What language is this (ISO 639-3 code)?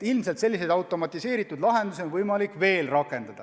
est